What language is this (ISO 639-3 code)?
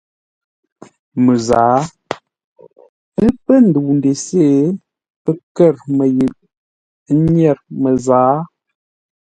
nla